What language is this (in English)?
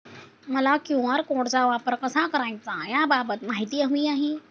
Marathi